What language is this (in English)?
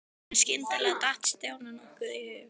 Icelandic